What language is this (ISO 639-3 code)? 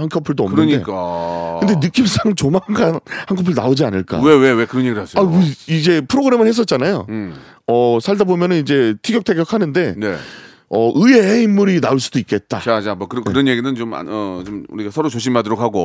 kor